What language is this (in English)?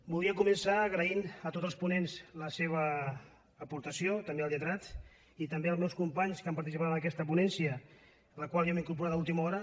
Catalan